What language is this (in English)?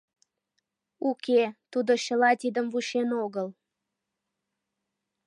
Mari